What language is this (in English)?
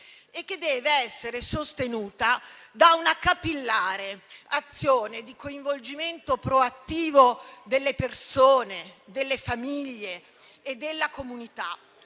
Italian